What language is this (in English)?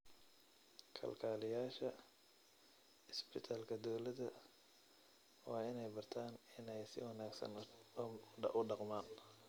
Somali